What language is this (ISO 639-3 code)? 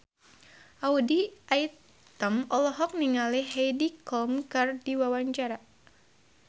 sun